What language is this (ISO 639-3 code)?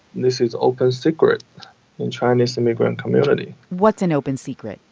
eng